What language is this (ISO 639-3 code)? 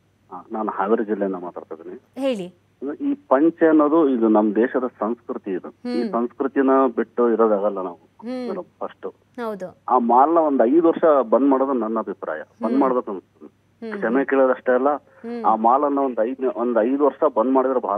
kan